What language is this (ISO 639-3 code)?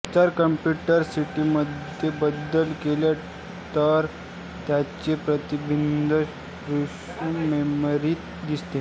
mar